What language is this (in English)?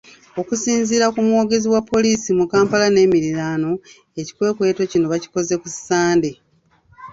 Ganda